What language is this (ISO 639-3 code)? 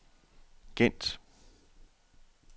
dan